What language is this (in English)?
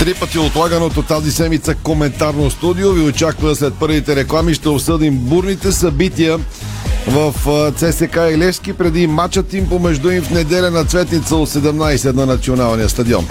Bulgarian